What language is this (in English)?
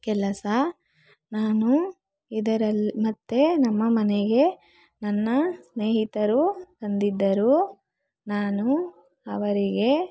Kannada